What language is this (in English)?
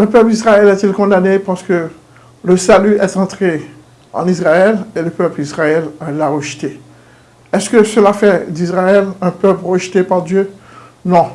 French